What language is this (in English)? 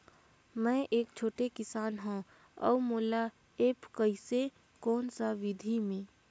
Chhattisgarhi